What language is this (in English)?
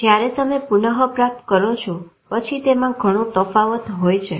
Gujarati